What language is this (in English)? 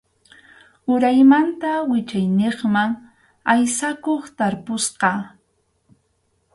Arequipa-La Unión Quechua